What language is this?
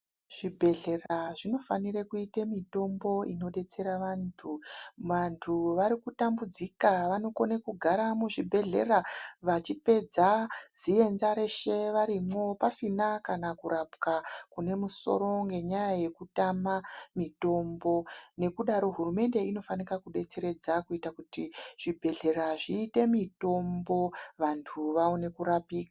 Ndau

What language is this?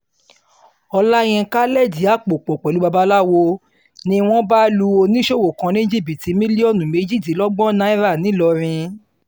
Yoruba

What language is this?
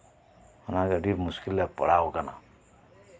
Santali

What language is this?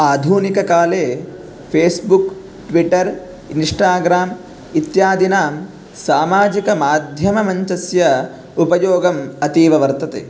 Sanskrit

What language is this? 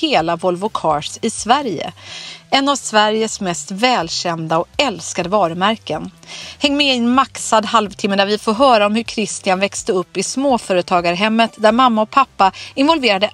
Swedish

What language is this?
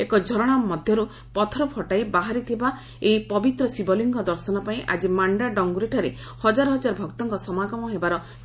Odia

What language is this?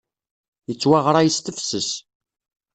Kabyle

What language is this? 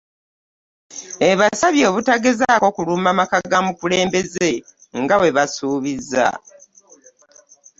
Ganda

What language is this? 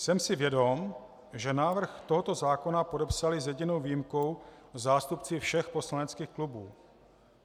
Czech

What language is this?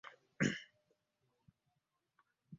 Ganda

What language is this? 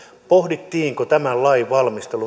Finnish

